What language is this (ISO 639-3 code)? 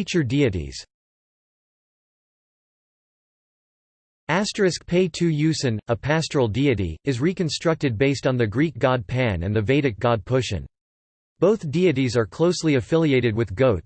eng